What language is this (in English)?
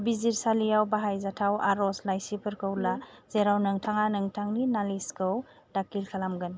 Bodo